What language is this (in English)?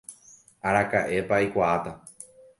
Guarani